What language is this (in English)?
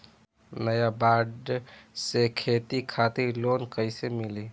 Bhojpuri